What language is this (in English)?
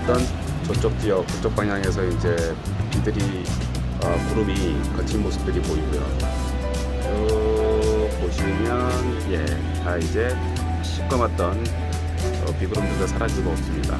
Korean